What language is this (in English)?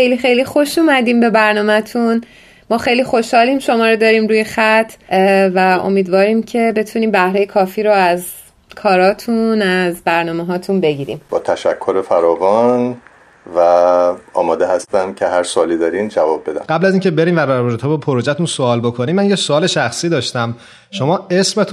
Persian